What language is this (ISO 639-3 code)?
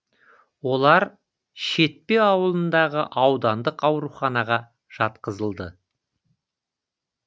kaz